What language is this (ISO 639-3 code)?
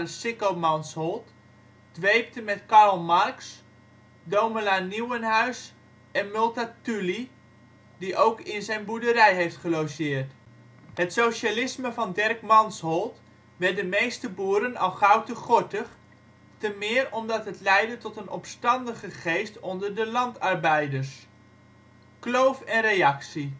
nld